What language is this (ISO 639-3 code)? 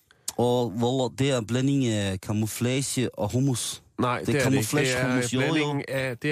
dan